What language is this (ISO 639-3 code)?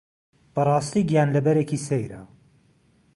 ckb